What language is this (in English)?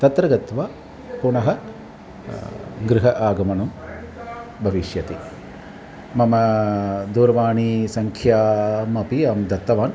Sanskrit